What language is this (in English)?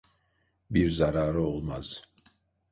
Turkish